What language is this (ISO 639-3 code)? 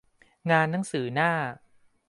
tha